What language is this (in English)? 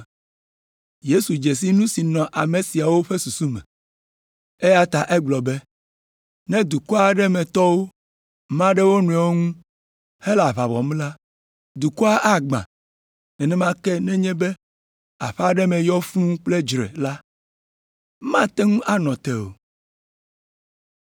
Ewe